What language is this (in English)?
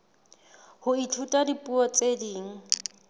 Southern Sotho